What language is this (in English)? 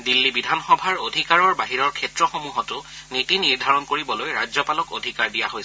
Assamese